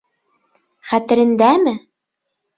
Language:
Bashkir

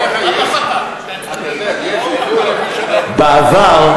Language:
Hebrew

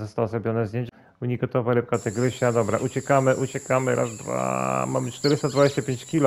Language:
Polish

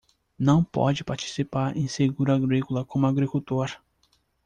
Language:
Portuguese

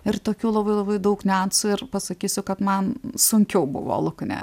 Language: Lithuanian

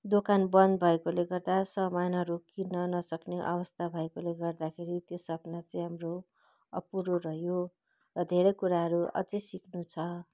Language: Nepali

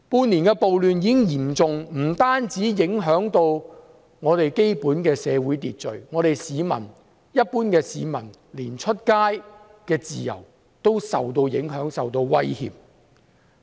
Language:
Cantonese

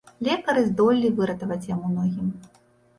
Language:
Belarusian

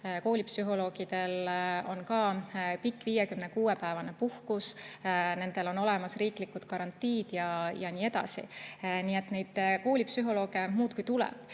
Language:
Estonian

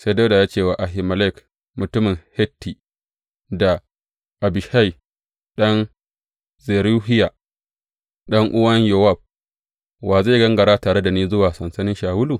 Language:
Hausa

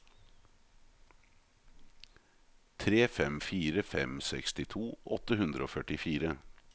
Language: Norwegian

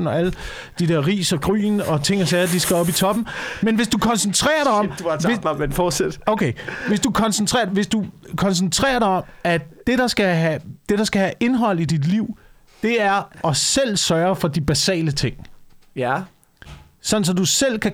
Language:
Danish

